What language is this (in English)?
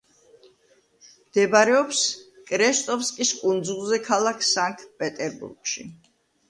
Georgian